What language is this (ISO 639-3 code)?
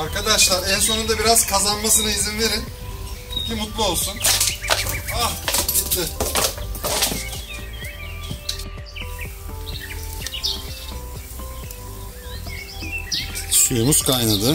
tur